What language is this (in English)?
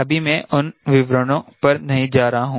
Hindi